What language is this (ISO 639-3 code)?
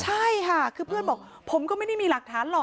tha